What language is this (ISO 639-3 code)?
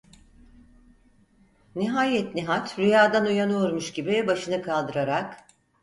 tur